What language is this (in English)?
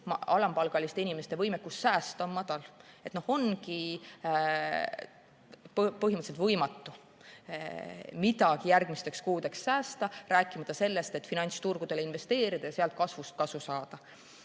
Estonian